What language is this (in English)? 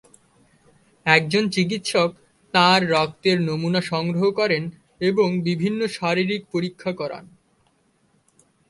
Bangla